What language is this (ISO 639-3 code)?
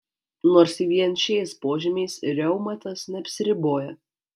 lit